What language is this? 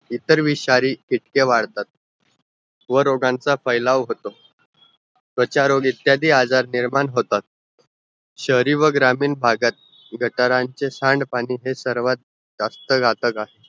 Marathi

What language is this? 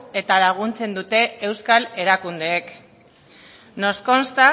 Basque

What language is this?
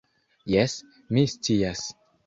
Esperanto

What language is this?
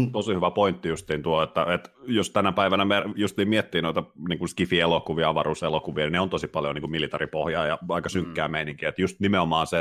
Finnish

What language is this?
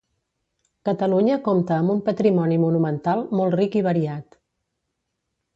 Catalan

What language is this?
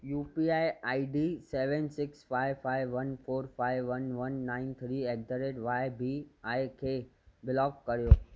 Sindhi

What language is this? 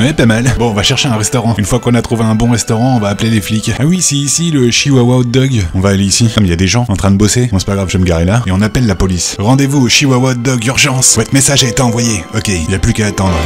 French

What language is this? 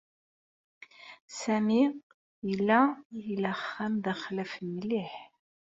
Kabyle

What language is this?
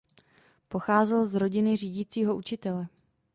Czech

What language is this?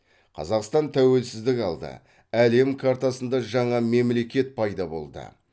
Kazakh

